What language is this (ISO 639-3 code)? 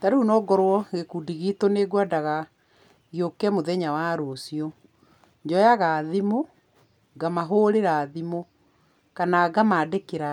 kik